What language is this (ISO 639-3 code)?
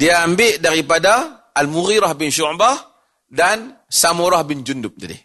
msa